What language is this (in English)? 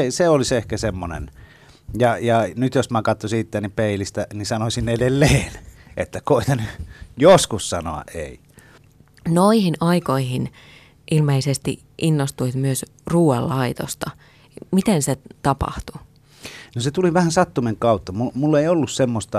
Finnish